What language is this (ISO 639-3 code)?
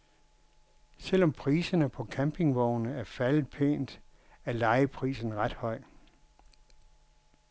dan